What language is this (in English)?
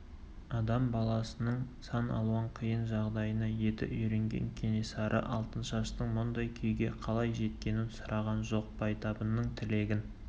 Kazakh